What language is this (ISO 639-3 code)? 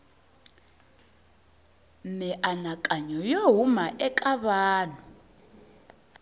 tso